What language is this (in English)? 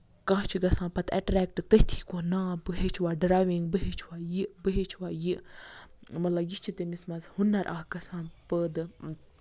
Kashmiri